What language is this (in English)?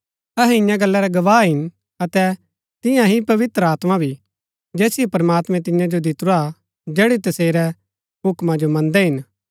Gaddi